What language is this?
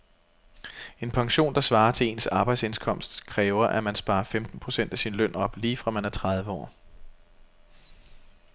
Danish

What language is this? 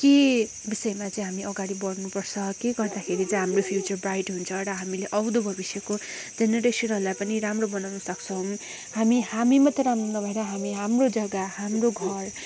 Nepali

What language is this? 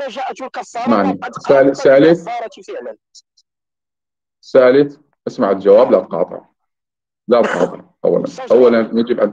Arabic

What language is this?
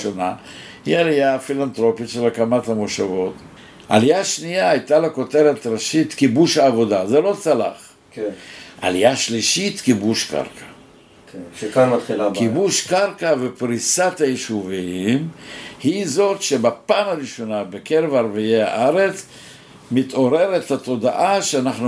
Hebrew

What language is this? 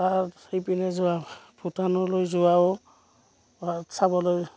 Assamese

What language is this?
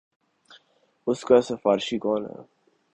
Urdu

